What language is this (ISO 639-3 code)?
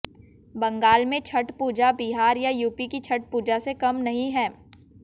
hin